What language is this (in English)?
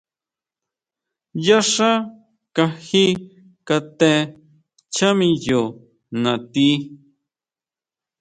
Huautla Mazatec